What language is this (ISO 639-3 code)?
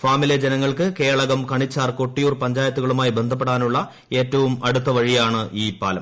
mal